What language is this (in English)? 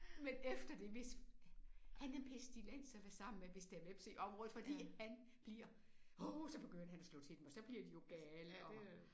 Danish